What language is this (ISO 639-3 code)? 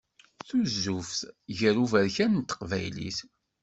kab